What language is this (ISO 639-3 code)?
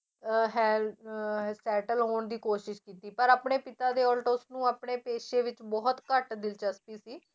pan